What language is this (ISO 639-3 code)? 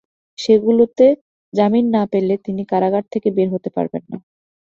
ben